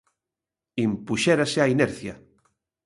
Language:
Galician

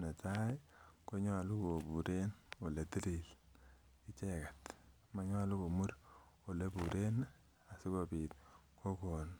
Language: Kalenjin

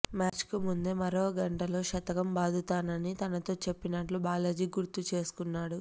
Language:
Telugu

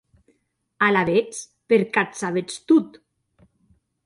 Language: Occitan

